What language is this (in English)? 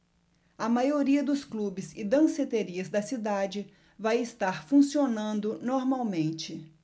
Portuguese